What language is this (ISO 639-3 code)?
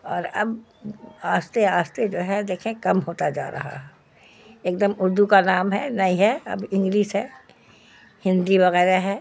urd